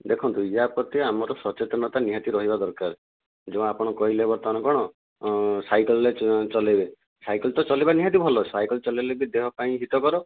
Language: Odia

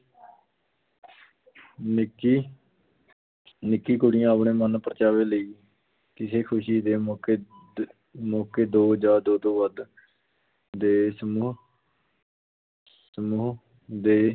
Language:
Punjabi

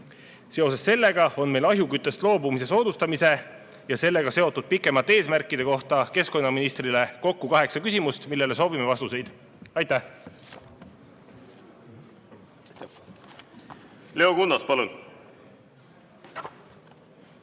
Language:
Estonian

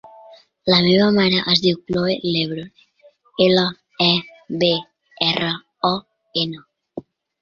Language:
Catalan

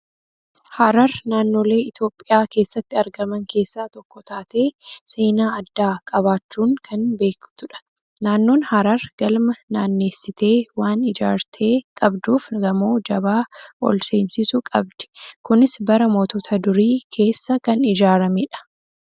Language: Oromo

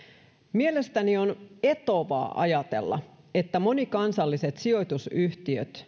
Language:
Finnish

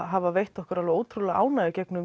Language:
Icelandic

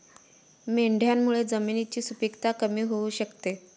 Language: Marathi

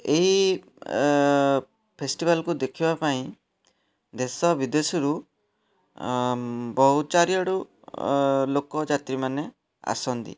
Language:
Odia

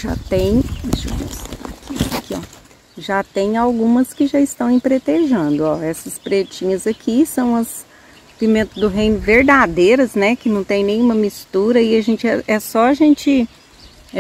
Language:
Portuguese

